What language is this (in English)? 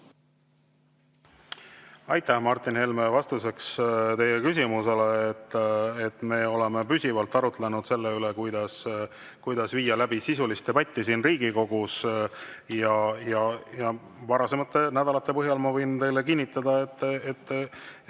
Estonian